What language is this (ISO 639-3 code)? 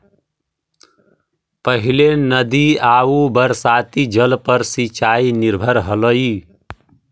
mag